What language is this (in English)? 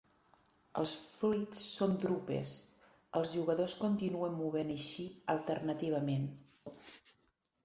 Catalan